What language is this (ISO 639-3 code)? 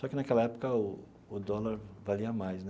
por